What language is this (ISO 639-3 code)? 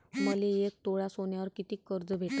mar